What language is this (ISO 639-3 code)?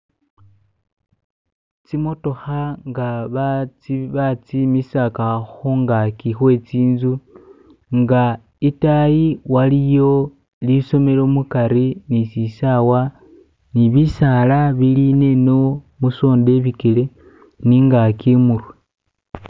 myx